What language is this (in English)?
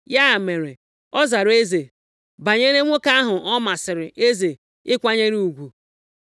Igbo